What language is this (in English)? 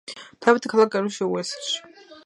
Georgian